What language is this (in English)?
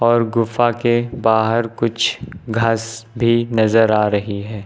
Hindi